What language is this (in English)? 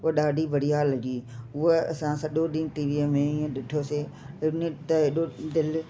Sindhi